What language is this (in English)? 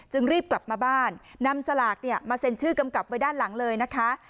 Thai